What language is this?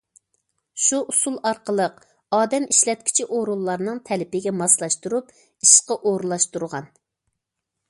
Uyghur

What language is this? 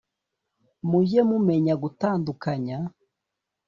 Kinyarwanda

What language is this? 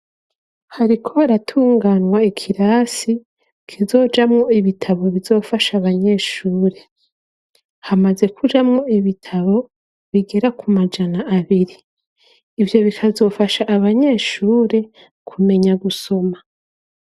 Rundi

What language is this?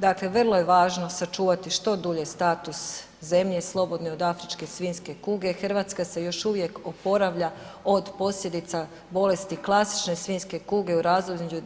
Croatian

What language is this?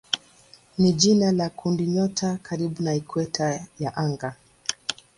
Swahili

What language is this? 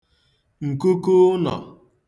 Igbo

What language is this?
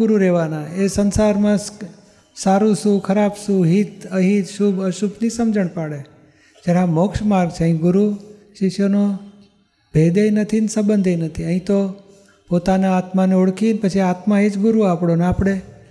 Gujarati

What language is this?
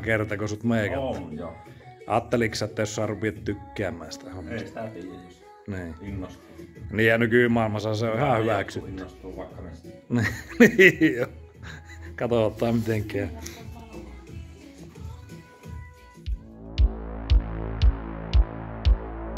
Finnish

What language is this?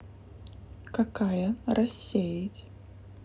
Russian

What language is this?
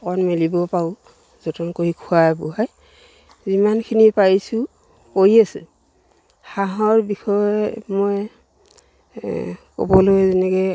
Assamese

